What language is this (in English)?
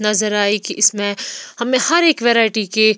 Hindi